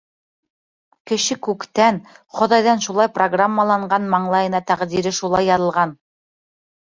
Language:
Bashkir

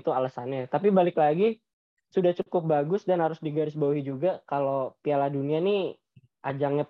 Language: Indonesian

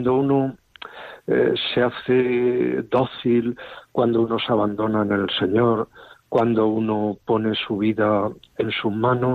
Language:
Spanish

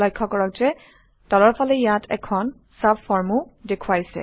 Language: Assamese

